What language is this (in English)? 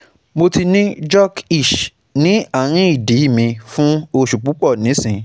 Yoruba